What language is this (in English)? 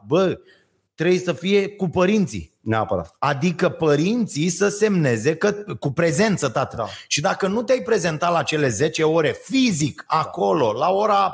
Romanian